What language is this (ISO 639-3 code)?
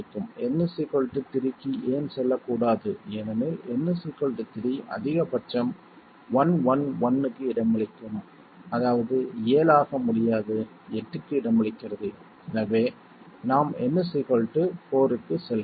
tam